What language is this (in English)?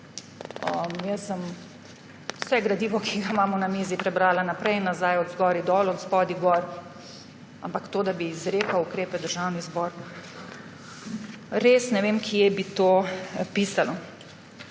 Slovenian